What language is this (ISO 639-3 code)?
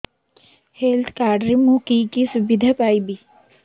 ori